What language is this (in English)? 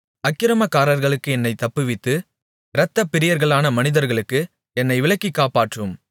Tamil